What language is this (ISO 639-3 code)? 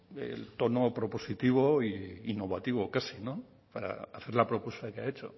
spa